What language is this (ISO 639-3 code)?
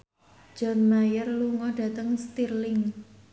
jav